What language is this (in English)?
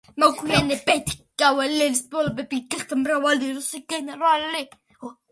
Georgian